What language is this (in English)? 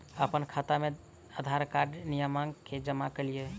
Maithili